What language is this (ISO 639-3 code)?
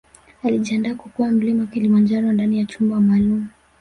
swa